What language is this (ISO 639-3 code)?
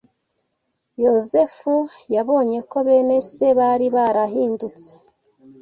kin